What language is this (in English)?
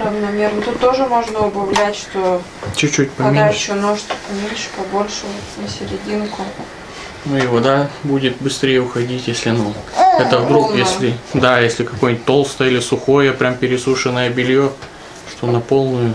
Russian